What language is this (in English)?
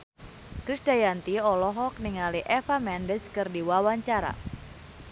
Sundanese